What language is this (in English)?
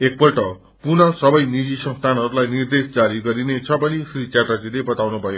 Nepali